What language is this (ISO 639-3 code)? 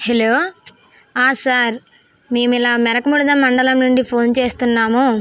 tel